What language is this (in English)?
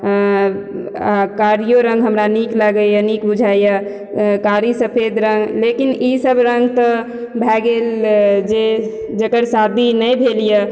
Maithili